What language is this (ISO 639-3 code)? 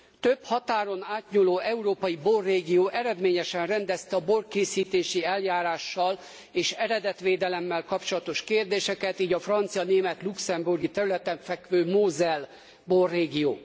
hun